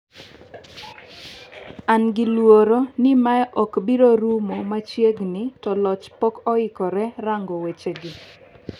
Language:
Luo (Kenya and Tanzania)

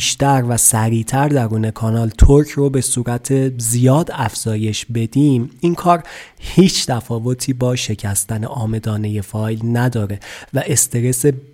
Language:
Persian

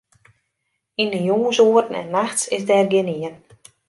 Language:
Western Frisian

